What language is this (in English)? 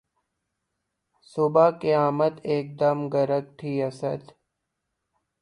Urdu